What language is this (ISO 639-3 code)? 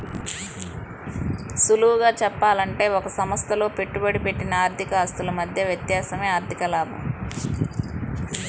tel